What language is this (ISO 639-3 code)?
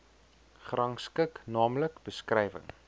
afr